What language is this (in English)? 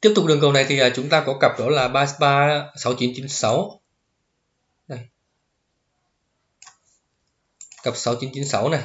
Vietnamese